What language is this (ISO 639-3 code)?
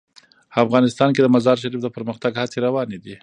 pus